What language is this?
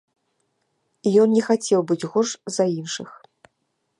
Belarusian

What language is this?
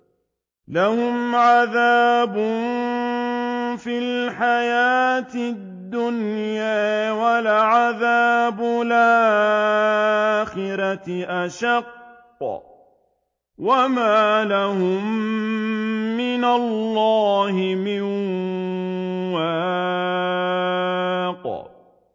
Arabic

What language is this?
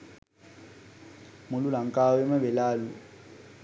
Sinhala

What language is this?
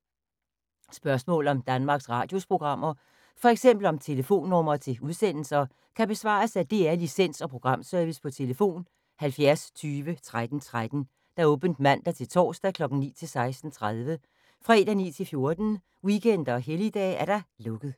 Danish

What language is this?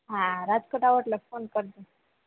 Gujarati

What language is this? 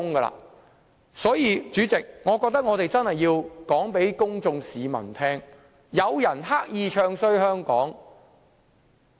Cantonese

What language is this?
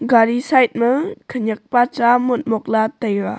Wancho Naga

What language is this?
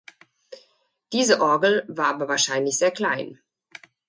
German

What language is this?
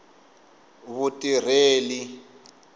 Tsonga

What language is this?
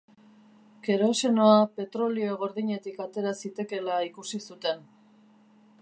Basque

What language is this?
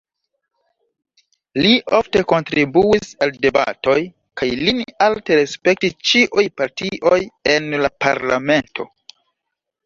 Esperanto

